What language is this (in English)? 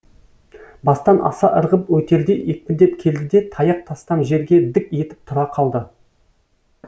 Kazakh